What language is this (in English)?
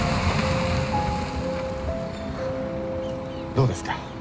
Japanese